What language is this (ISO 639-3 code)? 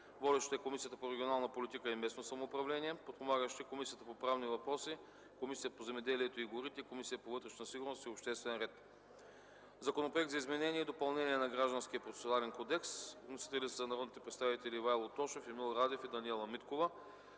bul